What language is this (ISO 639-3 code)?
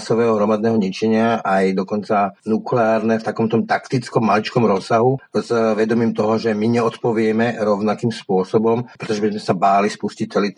slk